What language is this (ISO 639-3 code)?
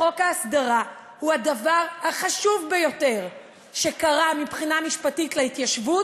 heb